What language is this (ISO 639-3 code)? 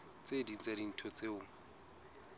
sot